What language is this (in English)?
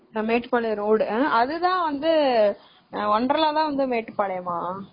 Tamil